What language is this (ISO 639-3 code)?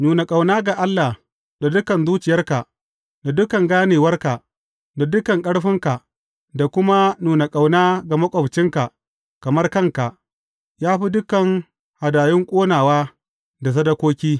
hau